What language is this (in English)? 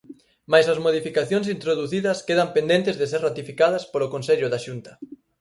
Galician